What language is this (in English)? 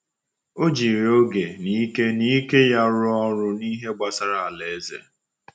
Igbo